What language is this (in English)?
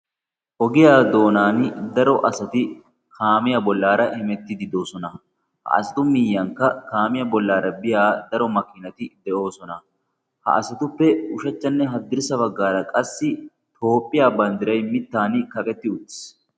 Wolaytta